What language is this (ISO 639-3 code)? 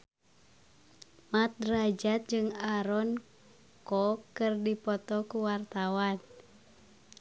sun